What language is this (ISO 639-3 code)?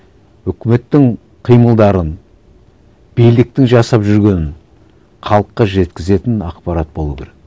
kaz